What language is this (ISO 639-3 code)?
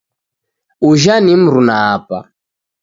dav